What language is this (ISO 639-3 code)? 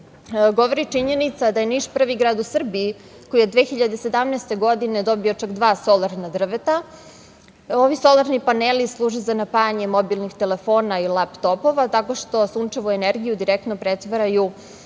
srp